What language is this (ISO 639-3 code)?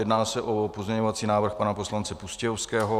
ces